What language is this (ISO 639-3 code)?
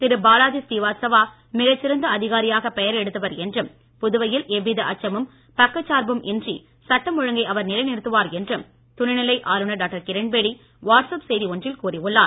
tam